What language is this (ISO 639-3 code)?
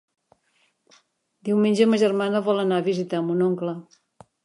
cat